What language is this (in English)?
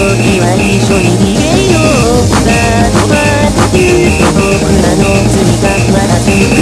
Thai